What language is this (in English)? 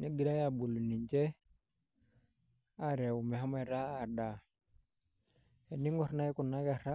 Masai